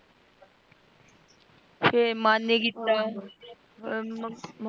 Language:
Punjabi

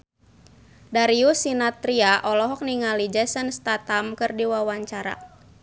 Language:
Sundanese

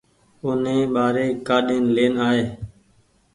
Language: Goaria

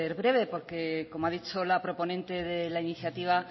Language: Spanish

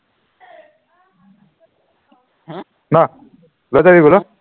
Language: Assamese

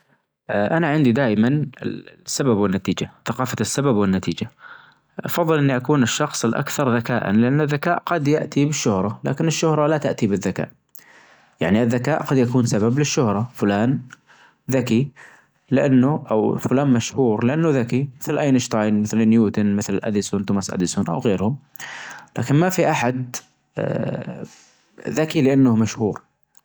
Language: Najdi Arabic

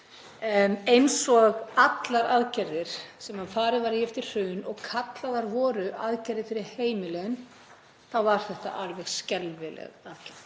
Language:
Icelandic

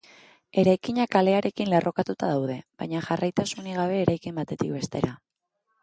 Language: Basque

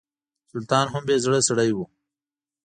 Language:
Pashto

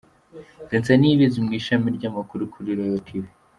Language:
Kinyarwanda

